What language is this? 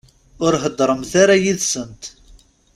Kabyle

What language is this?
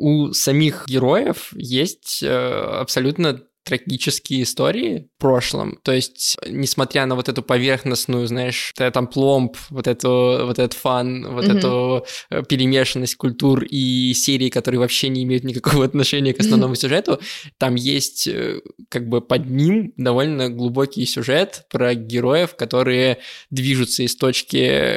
Russian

